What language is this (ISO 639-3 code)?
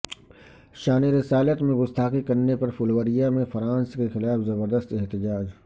urd